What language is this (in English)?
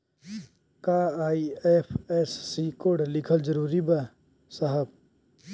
Bhojpuri